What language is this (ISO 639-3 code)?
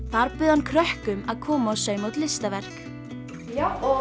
isl